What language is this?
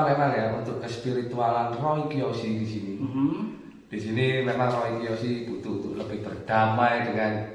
Indonesian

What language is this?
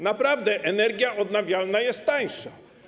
Polish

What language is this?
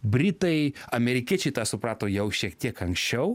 Lithuanian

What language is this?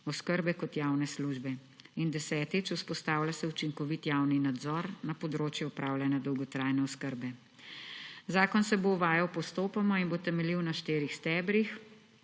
Slovenian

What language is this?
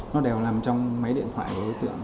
Vietnamese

